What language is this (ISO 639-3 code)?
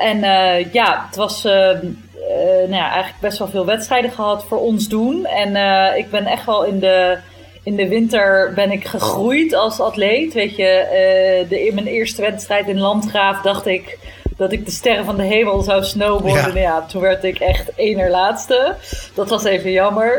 nld